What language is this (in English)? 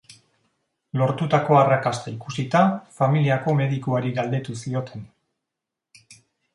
Basque